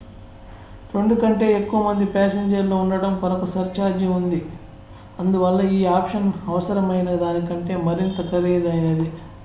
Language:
Telugu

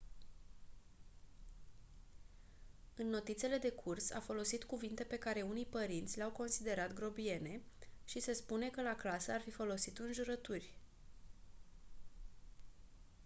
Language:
Romanian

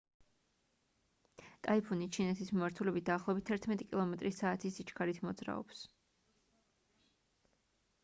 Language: Georgian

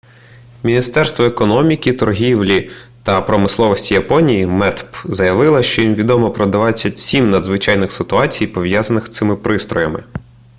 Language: Ukrainian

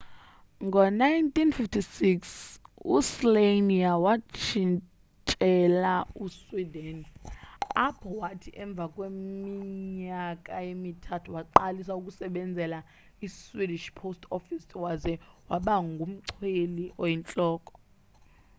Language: Xhosa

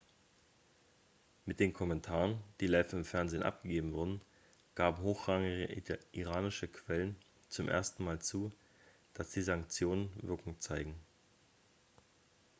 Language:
German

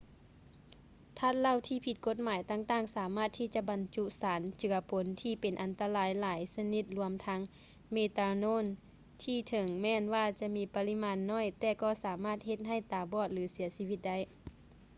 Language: Lao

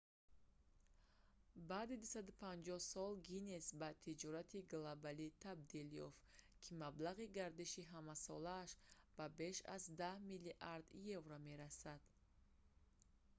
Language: Tajik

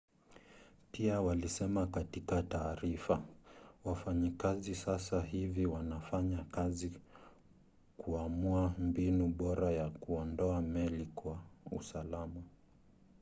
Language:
Swahili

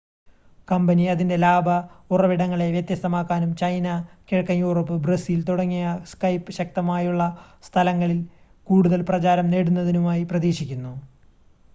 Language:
Malayalam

